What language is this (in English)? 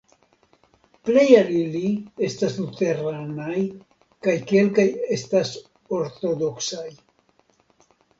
Esperanto